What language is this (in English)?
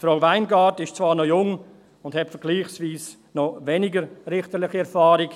Swiss German